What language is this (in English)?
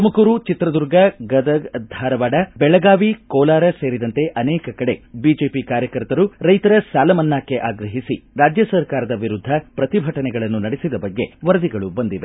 Kannada